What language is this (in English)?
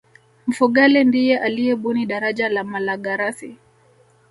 Swahili